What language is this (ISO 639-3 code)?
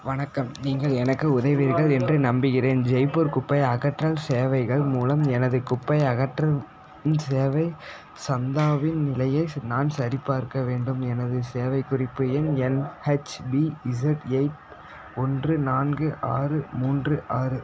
tam